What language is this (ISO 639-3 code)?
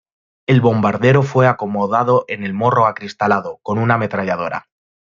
spa